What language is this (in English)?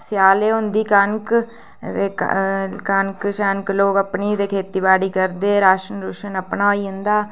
Dogri